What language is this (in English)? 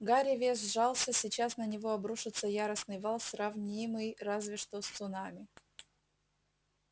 Russian